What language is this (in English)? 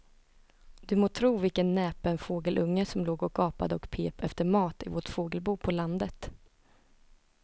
Swedish